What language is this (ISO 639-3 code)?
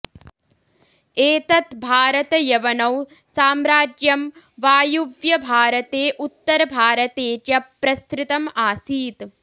san